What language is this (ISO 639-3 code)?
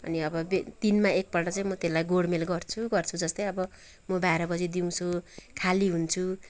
nep